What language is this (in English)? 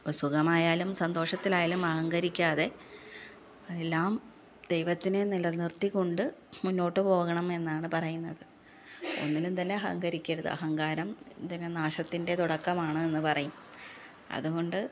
Malayalam